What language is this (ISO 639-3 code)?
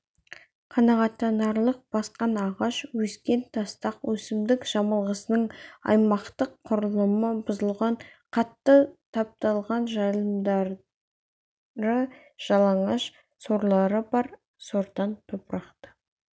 kaz